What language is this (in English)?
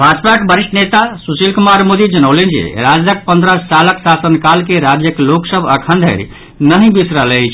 Maithili